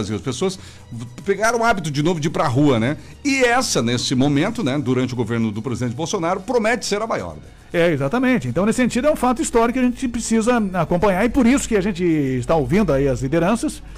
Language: Portuguese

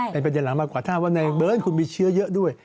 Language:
Thai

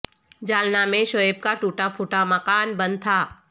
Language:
Urdu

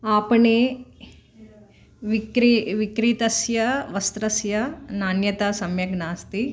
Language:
Sanskrit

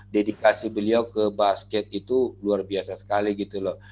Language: Indonesian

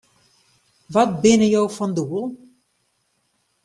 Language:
Western Frisian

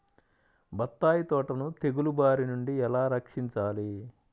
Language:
Telugu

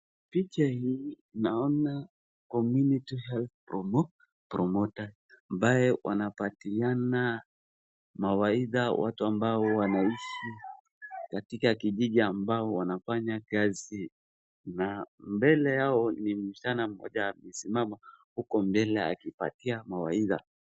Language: Swahili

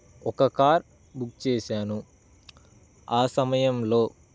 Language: Telugu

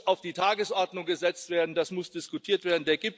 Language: German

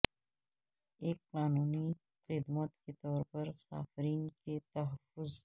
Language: Urdu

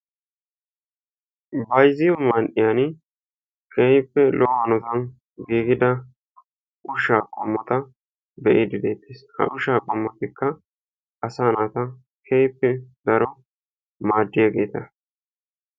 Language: Wolaytta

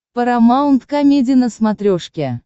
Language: Russian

